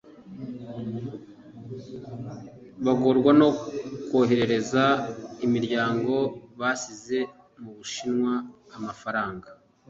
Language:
Kinyarwanda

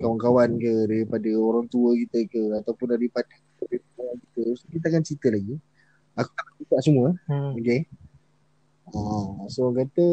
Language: Malay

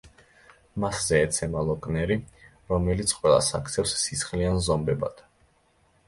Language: Georgian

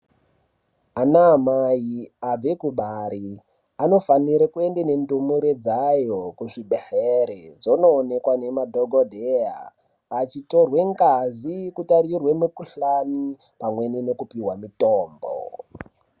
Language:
Ndau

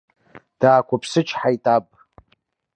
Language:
Abkhazian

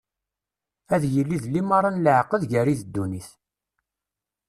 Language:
Kabyle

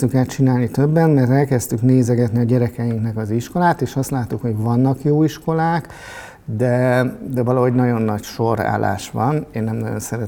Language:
Hungarian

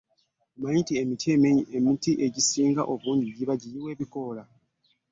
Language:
Ganda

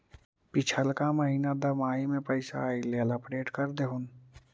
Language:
Magahi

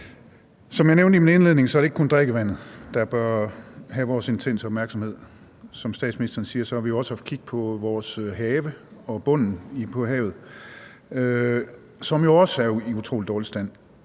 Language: Danish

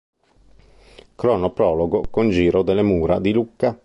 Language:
Italian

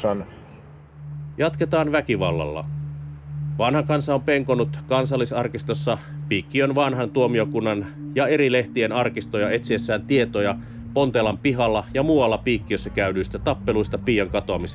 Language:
Finnish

